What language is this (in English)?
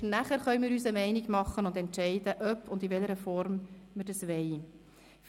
Swiss German